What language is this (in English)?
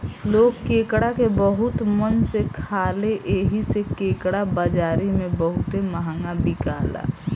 Bhojpuri